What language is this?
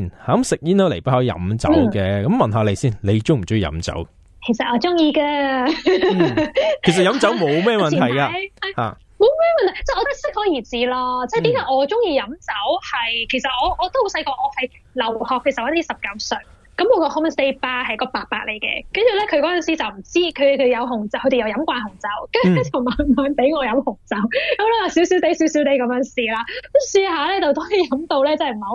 Chinese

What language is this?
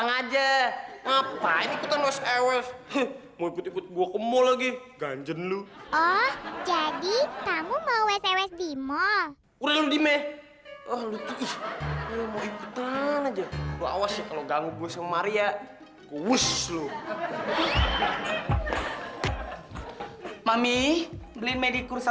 Indonesian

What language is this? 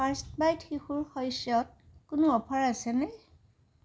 Assamese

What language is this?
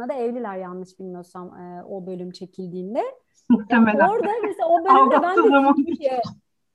Turkish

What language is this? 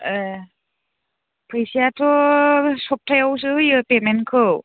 Bodo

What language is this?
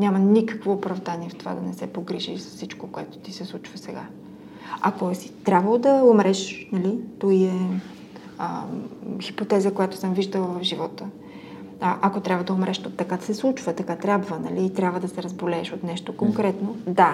Bulgarian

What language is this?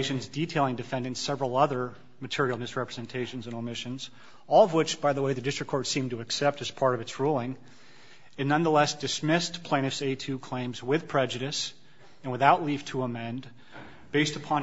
English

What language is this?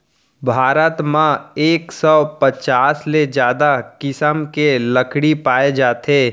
Chhattisgarhi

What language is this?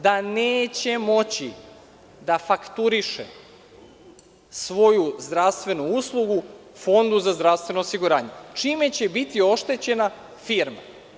Serbian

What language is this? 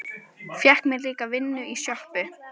Icelandic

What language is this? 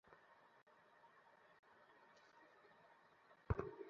Bangla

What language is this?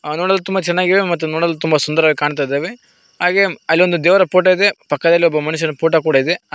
Kannada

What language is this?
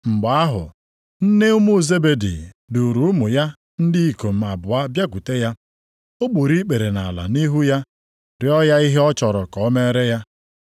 Igbo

